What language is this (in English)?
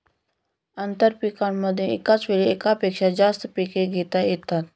Marathi